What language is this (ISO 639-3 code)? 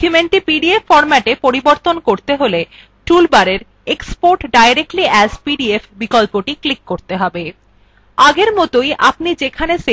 ben